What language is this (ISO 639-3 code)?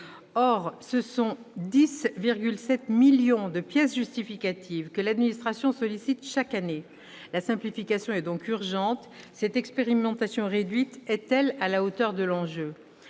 fra